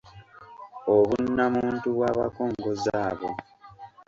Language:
Ganda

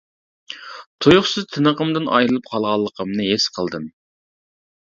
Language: Uyghur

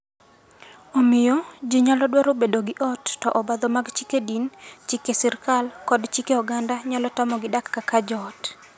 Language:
Luo (Kenya and Tanzania)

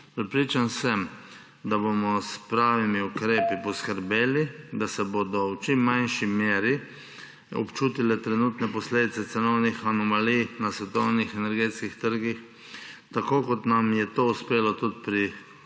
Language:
Slovenian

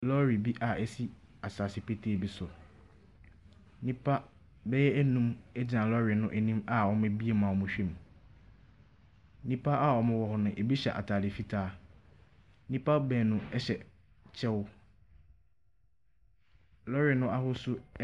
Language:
Akan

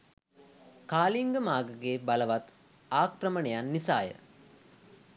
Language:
Sinhala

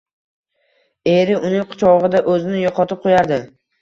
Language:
Uzbek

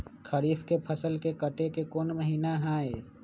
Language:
Magahi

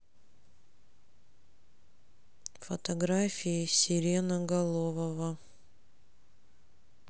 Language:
Russian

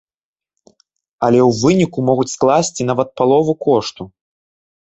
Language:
Belarusian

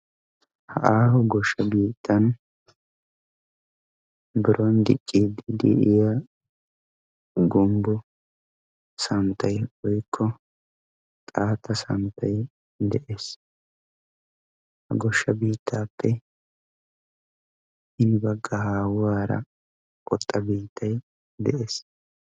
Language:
Wolaytta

